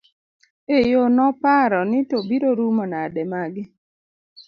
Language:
Luo (Kenya and Tanzania)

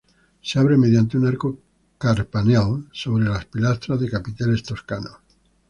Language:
Spanish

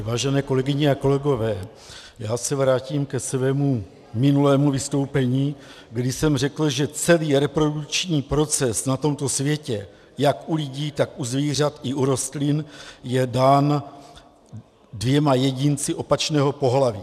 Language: Czech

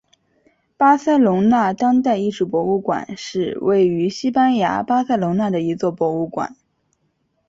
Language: Chinese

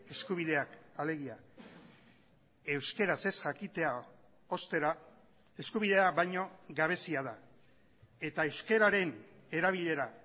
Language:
Basque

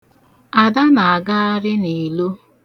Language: Igbo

